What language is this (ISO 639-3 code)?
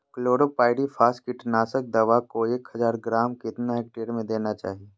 mag